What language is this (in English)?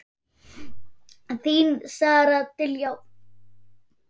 Icelandic